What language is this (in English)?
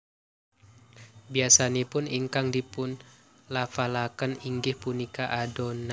Javanese